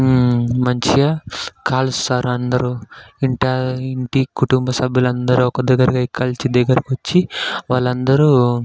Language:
Telugu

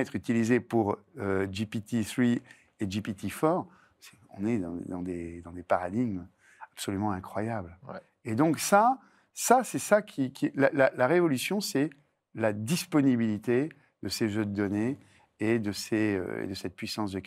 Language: French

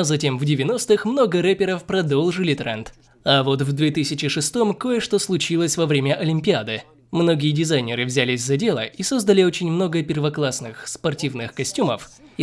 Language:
Russian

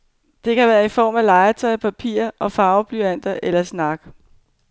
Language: Danish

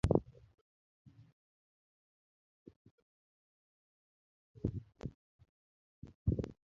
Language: Luo (Kenya and Tanzania)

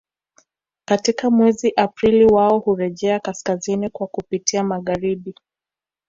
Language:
Swahili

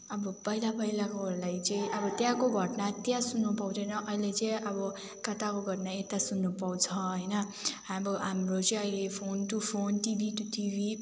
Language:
Nepali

